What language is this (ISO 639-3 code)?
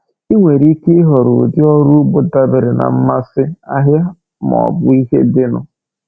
ibo